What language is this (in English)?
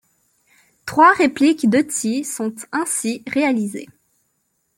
French